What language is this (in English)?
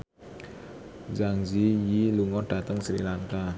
Javanese